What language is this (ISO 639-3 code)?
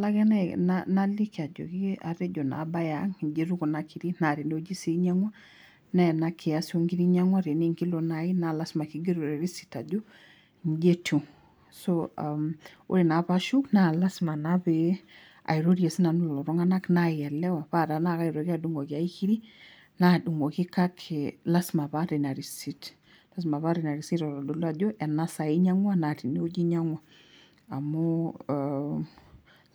mas